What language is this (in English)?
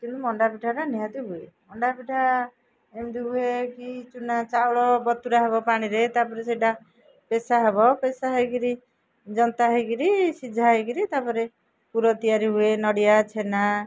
Odia